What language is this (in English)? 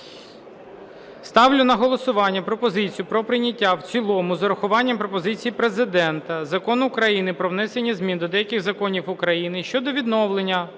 Ukrainian